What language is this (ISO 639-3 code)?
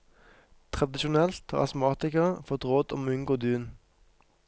nor